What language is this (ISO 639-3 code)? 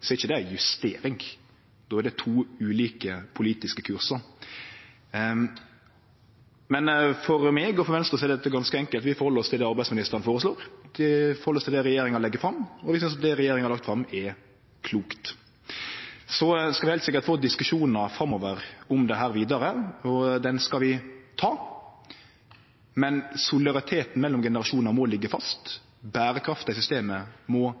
nno